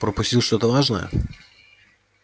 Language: Russian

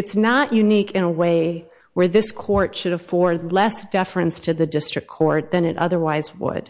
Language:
English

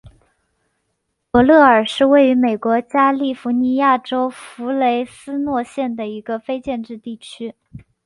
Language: Chinese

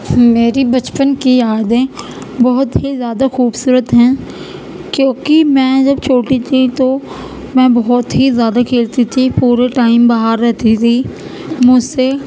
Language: Urdu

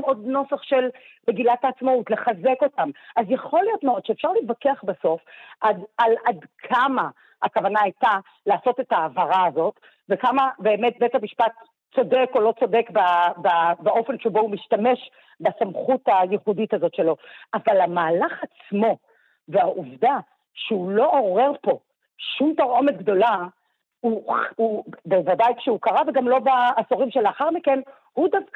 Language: Hebrew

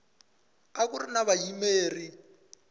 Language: Tsonga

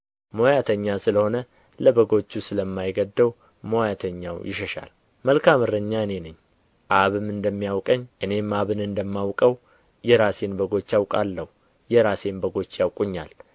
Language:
Amharic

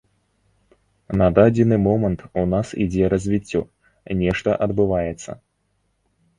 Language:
Belarusian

